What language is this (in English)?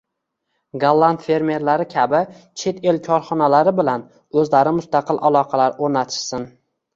Uzbek